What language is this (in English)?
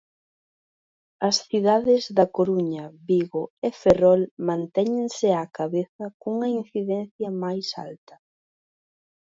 Galician